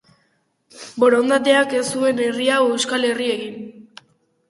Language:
Basque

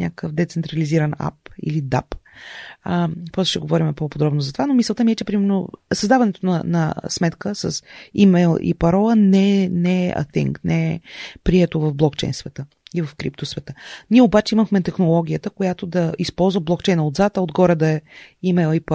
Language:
Bulgarian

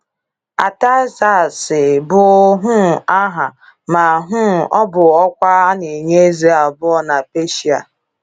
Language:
Igbo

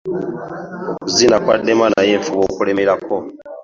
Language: Ganda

